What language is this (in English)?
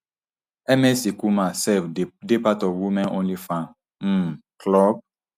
Nigerian Pidgin